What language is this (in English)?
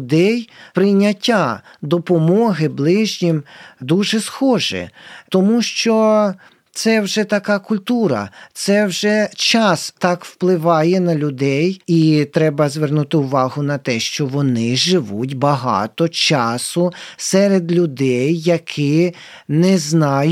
Ukrainian